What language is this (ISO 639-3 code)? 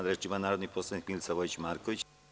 srp